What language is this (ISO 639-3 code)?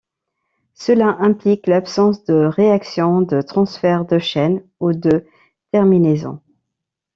fra